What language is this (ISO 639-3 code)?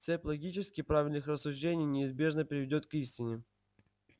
rus